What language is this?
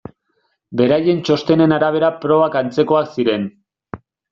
Basque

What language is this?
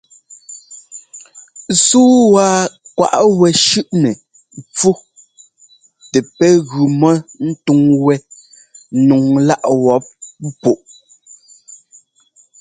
Ngomba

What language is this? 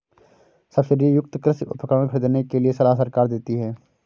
Hindi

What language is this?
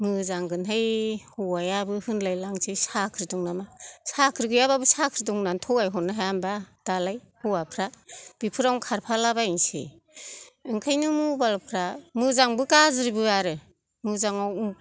Bodo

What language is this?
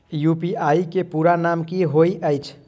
Maithili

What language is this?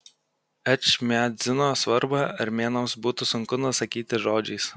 Lithuanian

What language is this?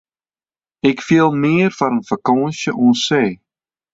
Western Frisian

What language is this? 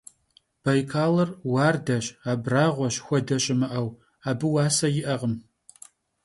Kabardian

